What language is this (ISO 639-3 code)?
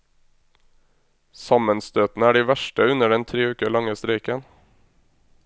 nor